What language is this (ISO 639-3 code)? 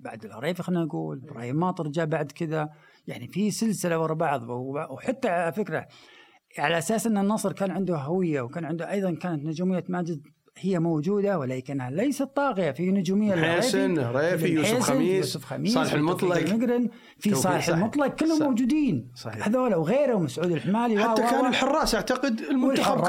ara